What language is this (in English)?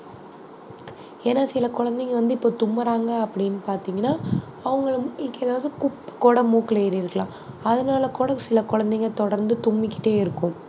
Tamil